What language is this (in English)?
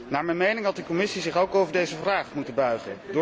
Dutch